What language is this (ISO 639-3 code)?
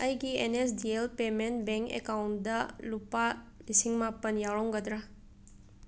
mni